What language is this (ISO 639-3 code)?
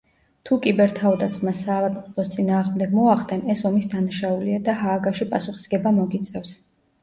kat